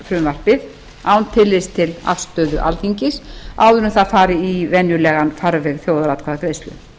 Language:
Icelandic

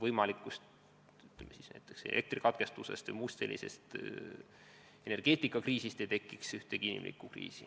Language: Estonian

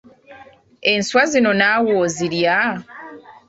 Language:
Ganda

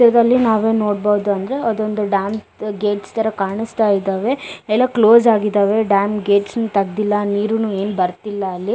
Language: Kannada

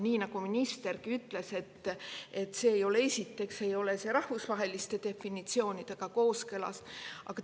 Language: Estonian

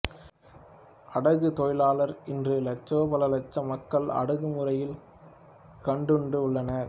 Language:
Tamil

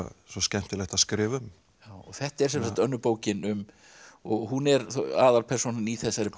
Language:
Icelandic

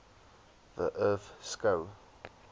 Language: Afrikaans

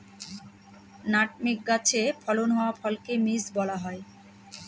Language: Bangla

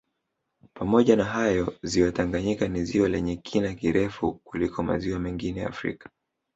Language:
Swahili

